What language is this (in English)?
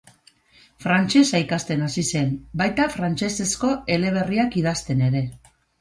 Basque